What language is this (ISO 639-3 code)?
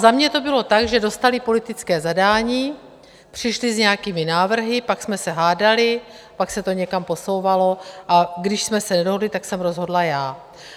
ces